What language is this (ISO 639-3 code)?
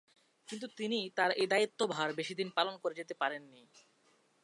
ben